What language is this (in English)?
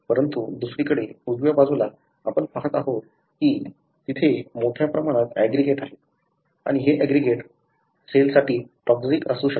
Marathi